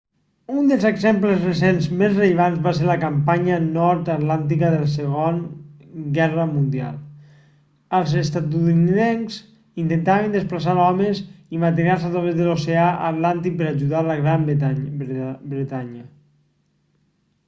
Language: Catalan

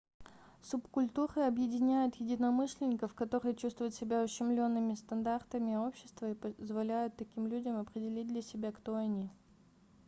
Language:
Russian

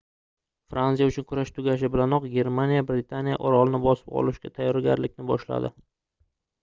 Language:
Uzbek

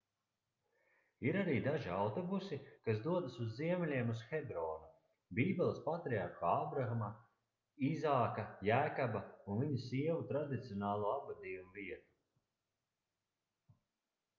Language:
Latvian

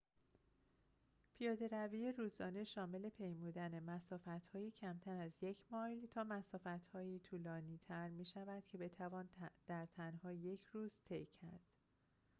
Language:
Persian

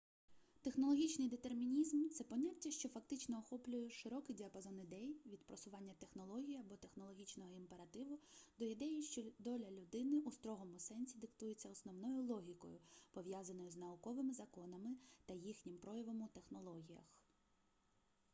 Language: Ukrainian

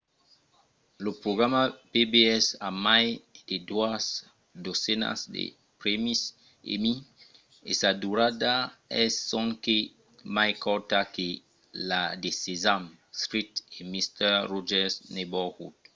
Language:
Occitan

